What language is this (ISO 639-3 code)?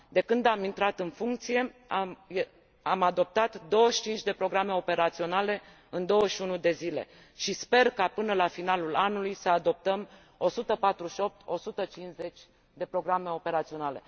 ron